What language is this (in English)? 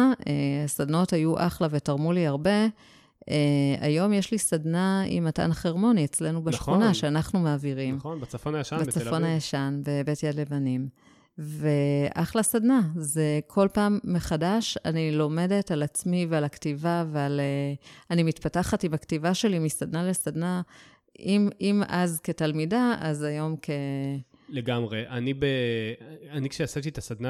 Hebrew